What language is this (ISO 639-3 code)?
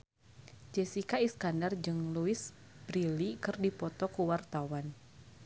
sun